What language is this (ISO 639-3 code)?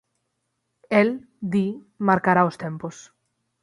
glg